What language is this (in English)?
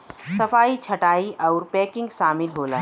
Bhojpuri